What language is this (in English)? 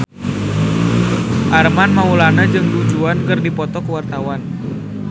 Sundanese